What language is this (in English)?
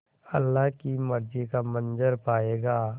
Hindi